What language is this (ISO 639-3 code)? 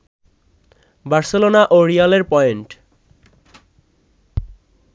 ben